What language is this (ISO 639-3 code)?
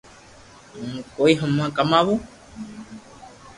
lrk